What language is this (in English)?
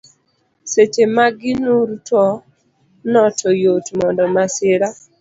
Luo (Kenya and Tanzania)